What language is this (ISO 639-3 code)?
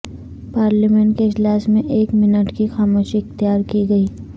urd